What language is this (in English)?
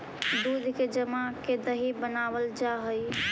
Magahi